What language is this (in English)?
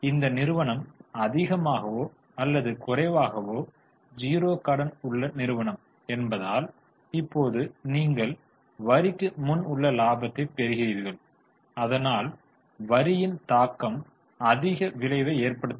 Tamil